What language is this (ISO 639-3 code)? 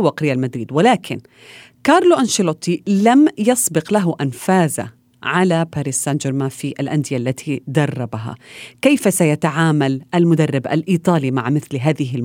ara